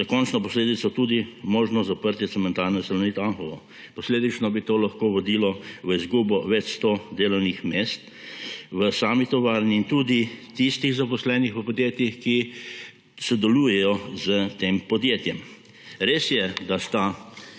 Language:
Slovenian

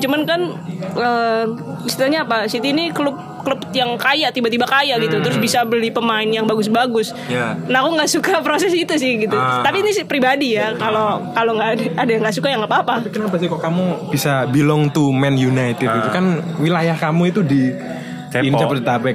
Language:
Indonesian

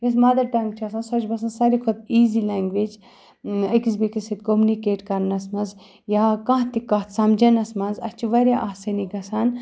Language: Kashmiri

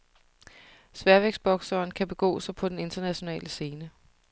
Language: Danish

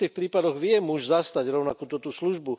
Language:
Slovak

